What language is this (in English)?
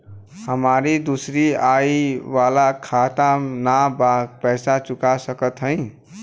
Bhojpuri